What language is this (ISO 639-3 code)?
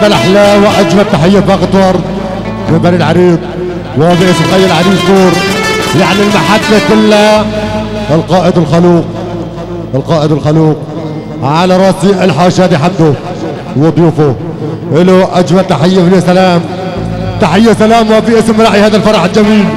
ara